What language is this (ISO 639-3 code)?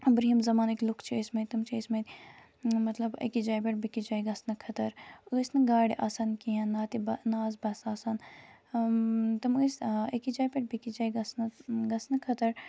kas